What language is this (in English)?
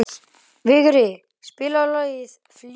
Icelandic